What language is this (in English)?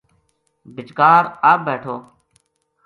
Gujari